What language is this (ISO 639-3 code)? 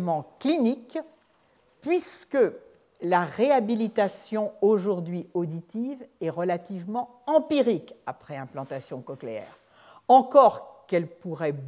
fra